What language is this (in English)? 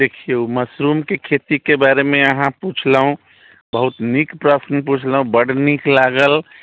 Maithili